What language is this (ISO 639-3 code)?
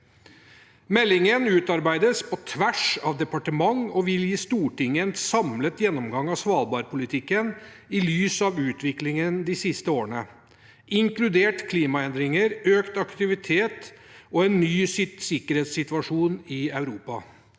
nor